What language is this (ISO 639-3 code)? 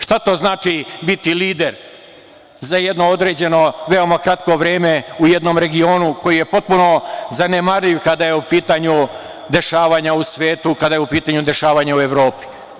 srp